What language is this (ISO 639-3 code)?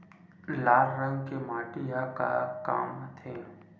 hne